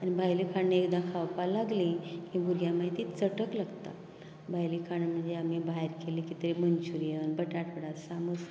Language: Konkani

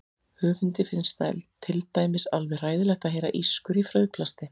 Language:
Icelandic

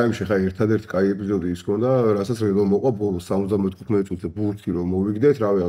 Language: Romanian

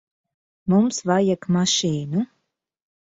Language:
Latvian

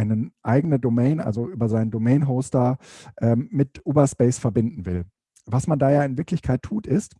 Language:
German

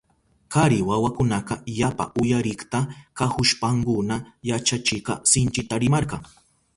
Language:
Southern Pastaza Quechua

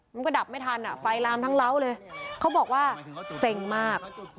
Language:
Thai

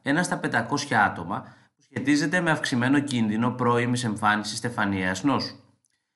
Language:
Greek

